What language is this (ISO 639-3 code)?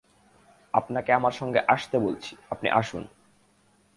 ben